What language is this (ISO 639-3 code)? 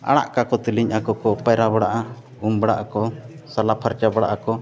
sat